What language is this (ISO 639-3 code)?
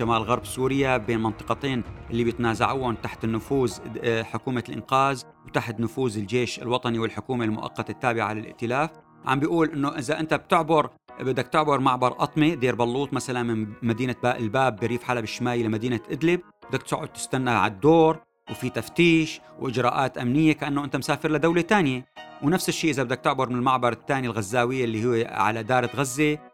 ara